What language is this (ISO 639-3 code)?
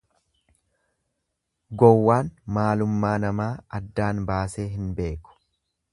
orm